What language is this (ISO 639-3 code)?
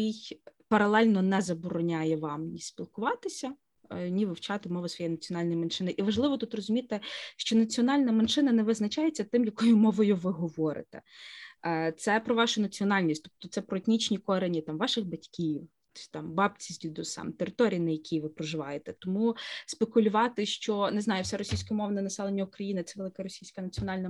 ukr